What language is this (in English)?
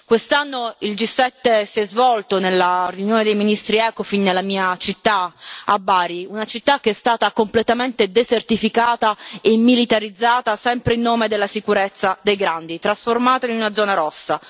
Italian